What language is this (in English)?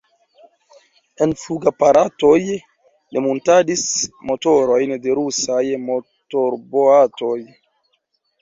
Esperanto